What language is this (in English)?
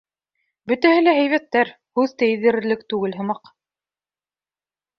Bashkir